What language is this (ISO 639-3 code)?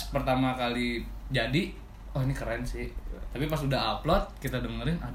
ind